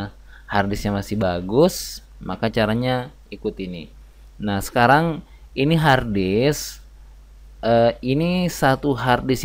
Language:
Indonesian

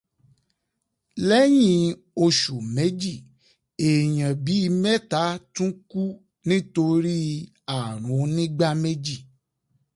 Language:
Yoruba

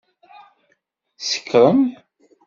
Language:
Kabyle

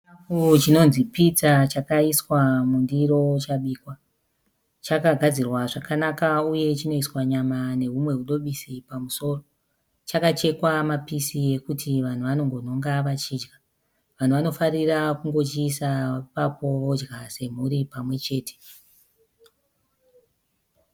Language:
Shona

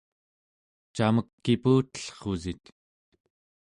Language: Central Yupik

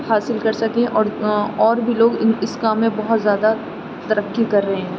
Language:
Urdu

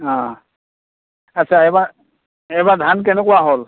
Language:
Assamese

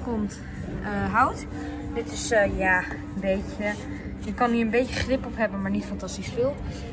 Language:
Dutch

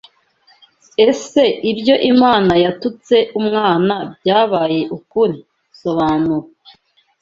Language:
Kinyarwanda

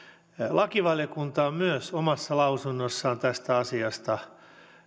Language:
Finnish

